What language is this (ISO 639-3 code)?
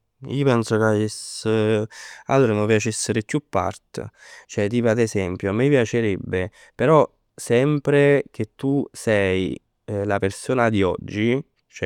nap